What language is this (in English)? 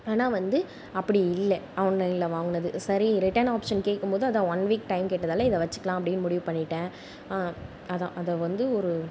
Tamil